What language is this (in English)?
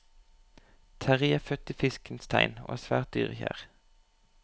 Norwegian